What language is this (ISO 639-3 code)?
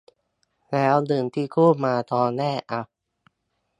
tha